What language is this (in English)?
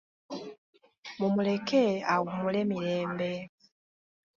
Ganda